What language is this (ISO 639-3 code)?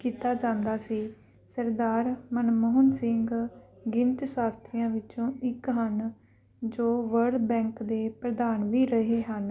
pan